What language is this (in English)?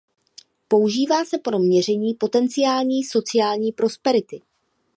Czech